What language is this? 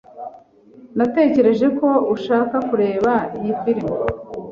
Kinyarwanda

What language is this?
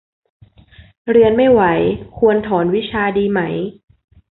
Thai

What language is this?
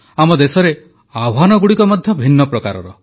Odia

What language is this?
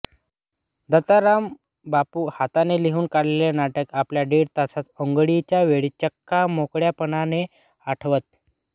Marathi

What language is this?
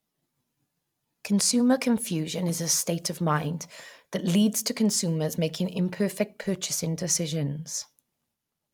English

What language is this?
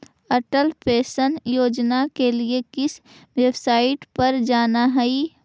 Magahi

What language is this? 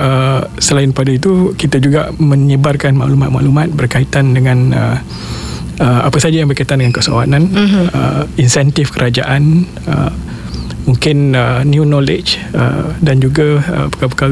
Malay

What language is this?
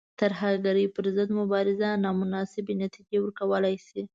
Pashto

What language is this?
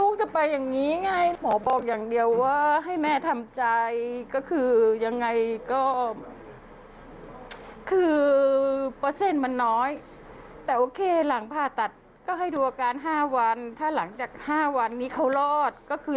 Thai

